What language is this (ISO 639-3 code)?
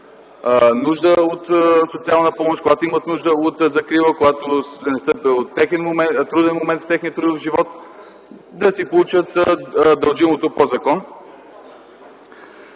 bul